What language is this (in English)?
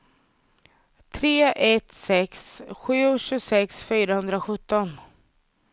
Swedish